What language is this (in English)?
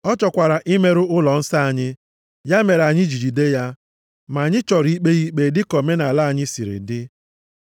Igbo